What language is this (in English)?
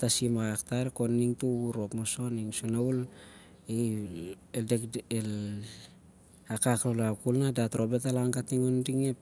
Siar-Lak